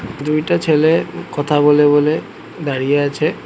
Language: Bangla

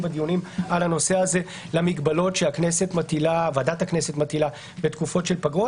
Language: Hebrew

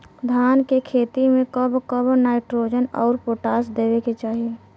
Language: Bhojpuri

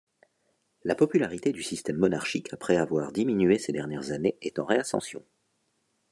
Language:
French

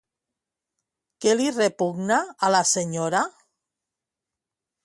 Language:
Catalan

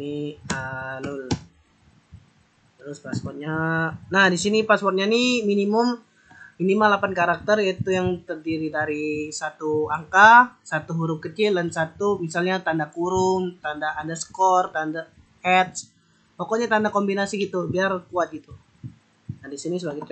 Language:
Indonesian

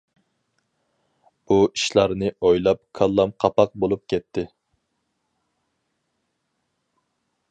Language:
Uyghur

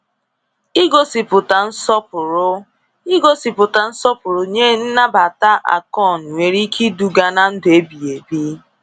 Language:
Igbo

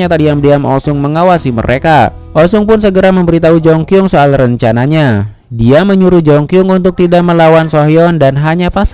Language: Indonesian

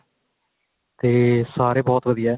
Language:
Punjabi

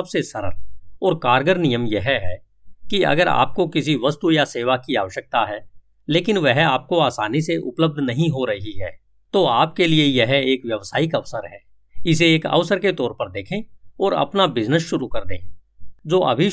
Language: Hindi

